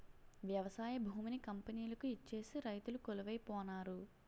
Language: Telugu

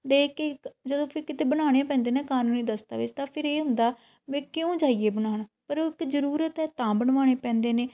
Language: Punjabi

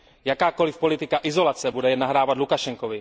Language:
Czech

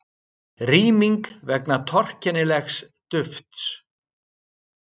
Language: Icelandic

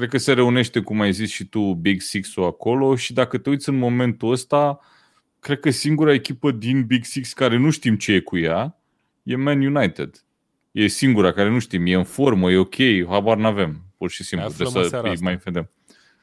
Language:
Romanian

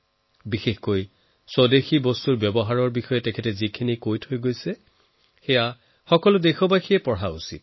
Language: Assamese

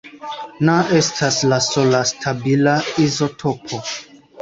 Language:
Esperanto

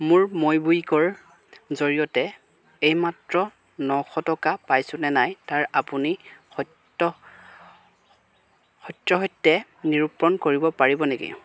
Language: Assamese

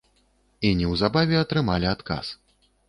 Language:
Belarusian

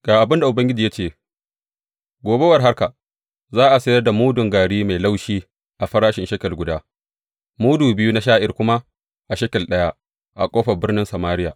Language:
Hausa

